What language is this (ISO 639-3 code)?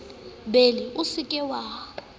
sot